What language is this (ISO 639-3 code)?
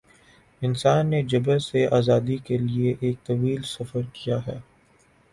urd